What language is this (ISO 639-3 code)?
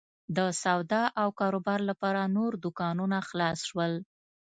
pus